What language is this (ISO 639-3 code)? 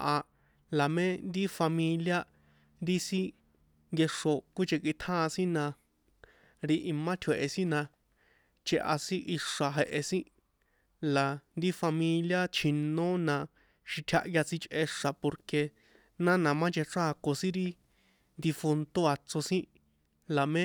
poe